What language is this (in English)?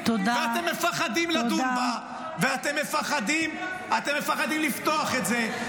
Hebrew